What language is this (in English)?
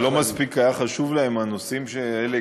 Hebrew